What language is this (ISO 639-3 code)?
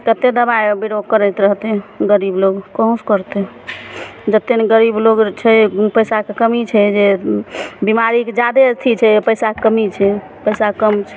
mai